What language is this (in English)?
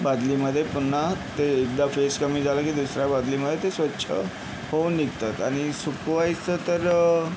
Marathi